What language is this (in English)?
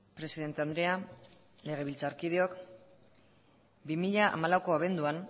Basque